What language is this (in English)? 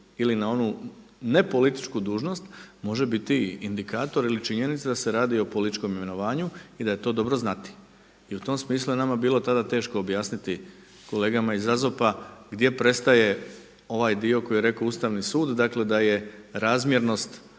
Croatian